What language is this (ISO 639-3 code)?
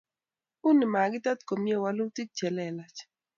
kln